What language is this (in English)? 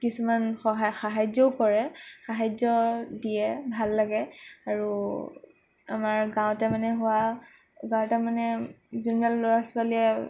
Assamese